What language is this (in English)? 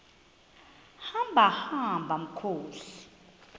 Xhosa